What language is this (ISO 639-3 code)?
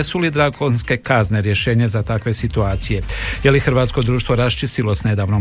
hrv